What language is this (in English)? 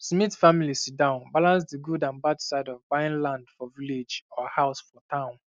Nigerian Pidgin